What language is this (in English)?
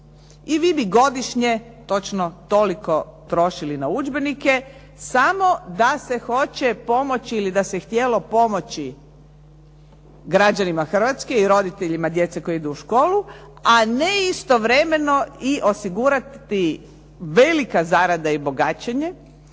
Croatian